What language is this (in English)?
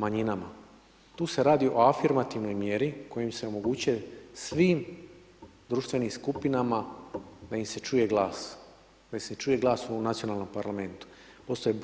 Croatian